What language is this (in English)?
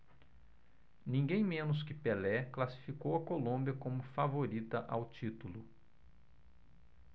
Portuguese